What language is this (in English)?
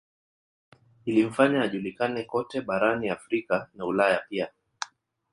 Swahili